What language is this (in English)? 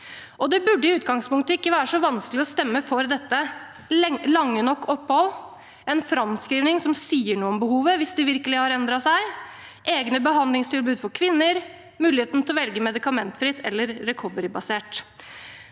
Norwegian